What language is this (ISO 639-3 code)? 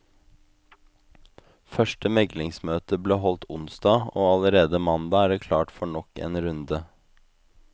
nor